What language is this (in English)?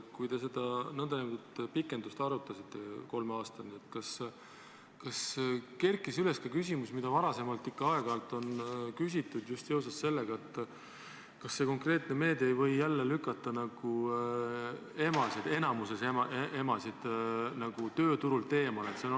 Estonian